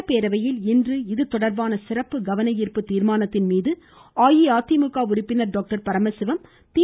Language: Tamil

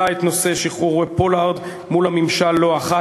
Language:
Hebrew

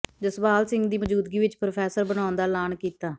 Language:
Punjabi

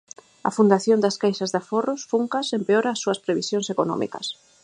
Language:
Galician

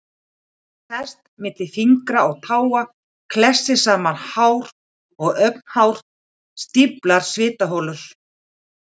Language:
Icelandic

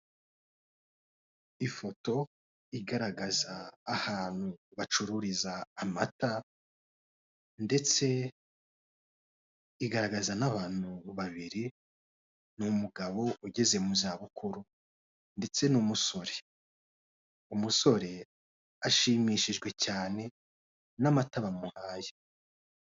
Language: Kinyarwanda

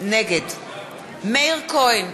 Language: Hebrew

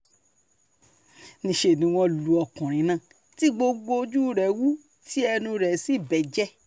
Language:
Yoruba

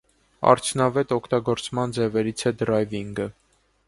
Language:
Armenian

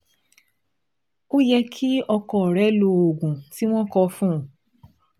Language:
Yoruba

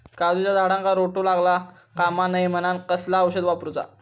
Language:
Marathi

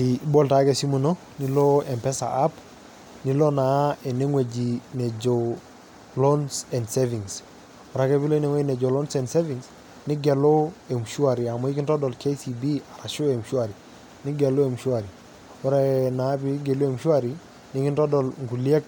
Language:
Masai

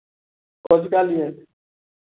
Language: Maithili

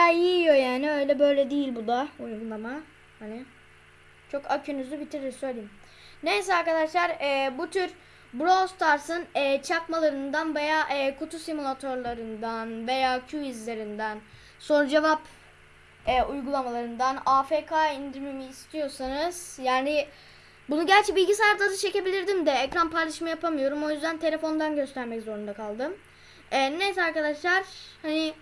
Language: Turkish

